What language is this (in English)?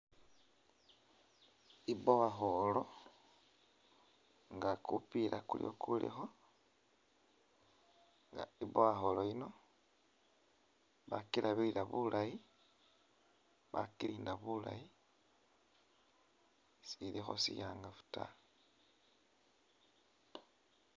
Masaaba